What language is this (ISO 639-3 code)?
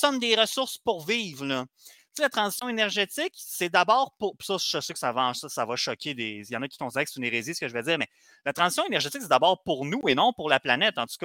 fra